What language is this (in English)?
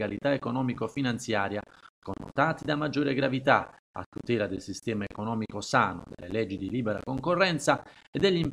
Italian